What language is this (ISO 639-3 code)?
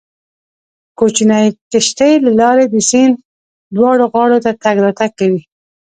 pus